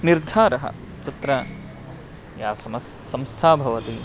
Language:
Sanskrit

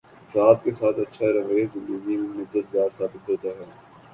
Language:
Urdu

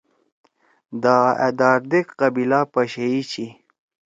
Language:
Torwali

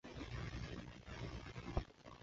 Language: Chinese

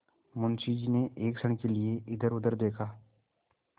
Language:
Hindi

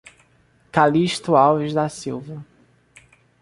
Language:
Portuguese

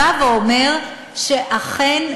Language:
Hebrew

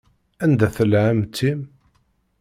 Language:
Kabyle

